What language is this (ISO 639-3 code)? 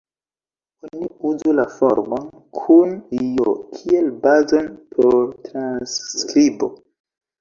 epo